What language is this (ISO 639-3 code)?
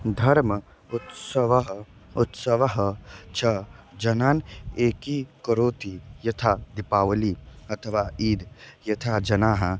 san